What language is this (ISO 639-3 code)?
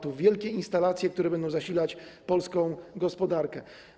pol